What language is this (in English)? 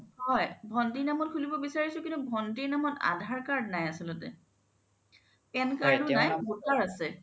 Assamese